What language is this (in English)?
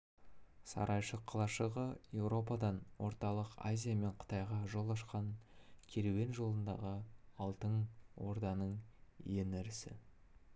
Kazakh